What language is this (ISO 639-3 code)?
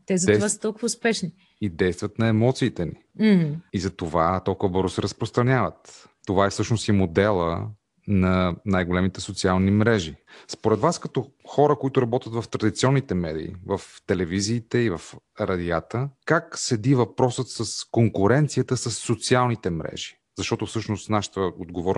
bul